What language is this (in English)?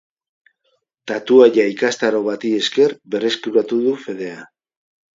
Basque